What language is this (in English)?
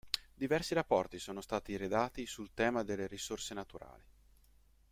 Italian